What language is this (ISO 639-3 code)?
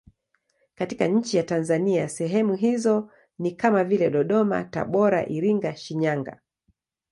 swa